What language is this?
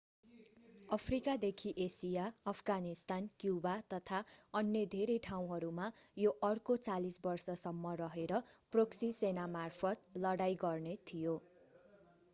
Nepali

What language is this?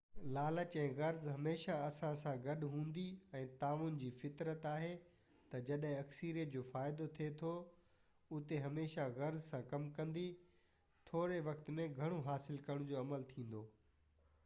Sindhi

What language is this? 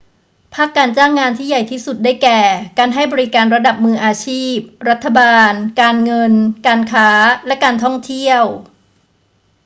Thai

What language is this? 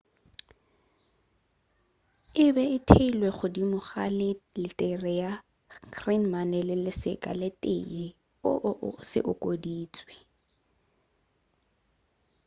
Northern Sotho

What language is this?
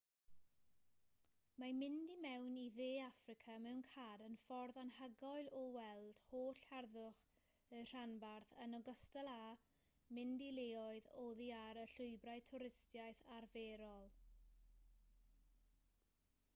Welsh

